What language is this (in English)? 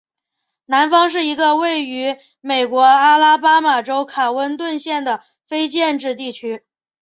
Chinese